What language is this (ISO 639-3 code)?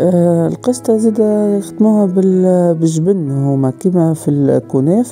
ara